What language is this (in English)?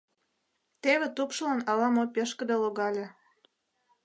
Mari